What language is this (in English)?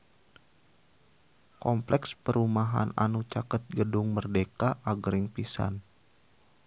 Sundanese